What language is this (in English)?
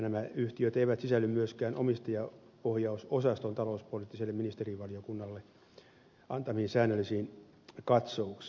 Finnish